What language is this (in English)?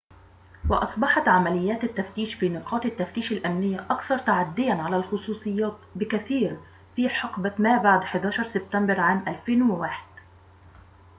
Arabic